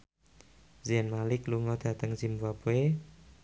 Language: Javanese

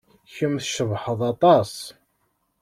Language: Kabyle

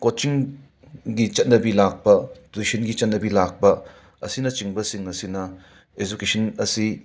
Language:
Manipuri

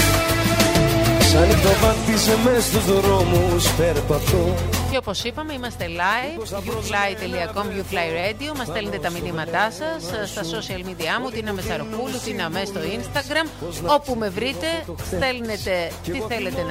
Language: Greek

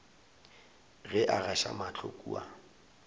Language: Northern Sotho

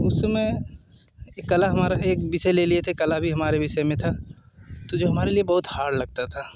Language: Hindi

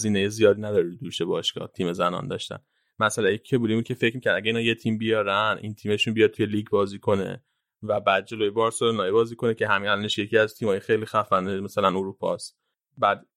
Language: Persian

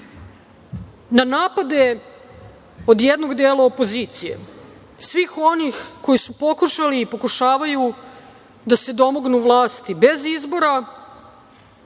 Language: Serbian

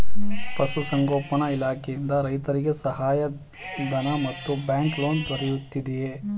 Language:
Kannada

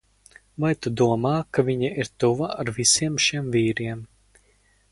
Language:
Latvian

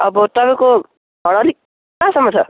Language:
Nepali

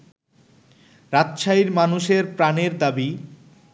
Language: Bangla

